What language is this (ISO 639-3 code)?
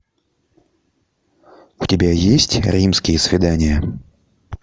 rus